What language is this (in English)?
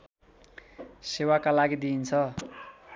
Nepali